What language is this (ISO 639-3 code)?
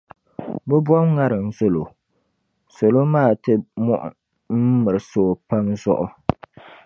dag